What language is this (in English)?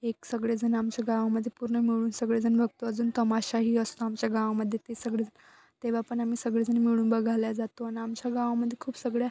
Marathi